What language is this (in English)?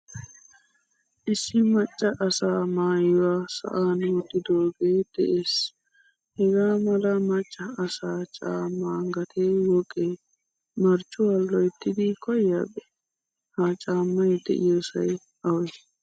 Wolaytta